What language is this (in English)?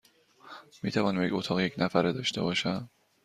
Persian